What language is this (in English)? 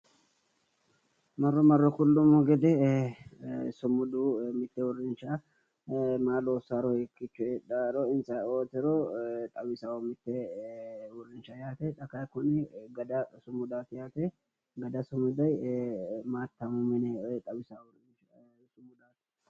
Sidamo